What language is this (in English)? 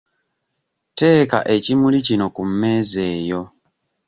Ganda